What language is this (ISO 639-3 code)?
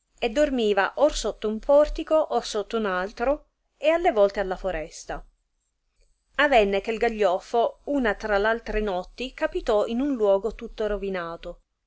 ita